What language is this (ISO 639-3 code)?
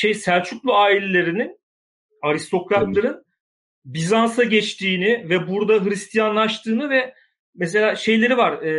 tur